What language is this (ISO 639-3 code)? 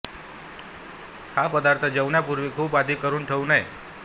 mar